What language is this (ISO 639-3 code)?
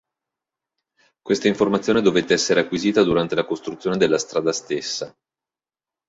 ita